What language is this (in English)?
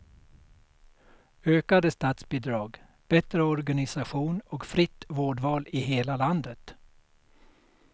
Swedish